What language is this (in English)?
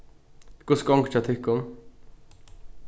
Faroese